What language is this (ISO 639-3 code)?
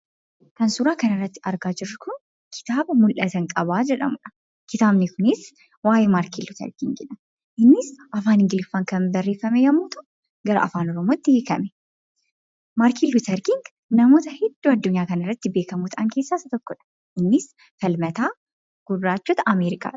orm